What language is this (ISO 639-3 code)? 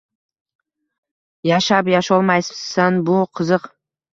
uzb